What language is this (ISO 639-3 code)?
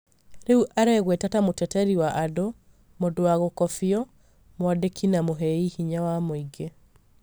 kik